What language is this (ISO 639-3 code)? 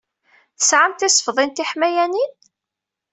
kab